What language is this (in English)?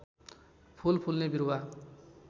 Nepali